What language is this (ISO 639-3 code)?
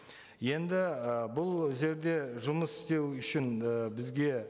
kaz